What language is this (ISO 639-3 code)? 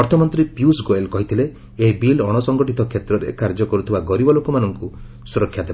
ori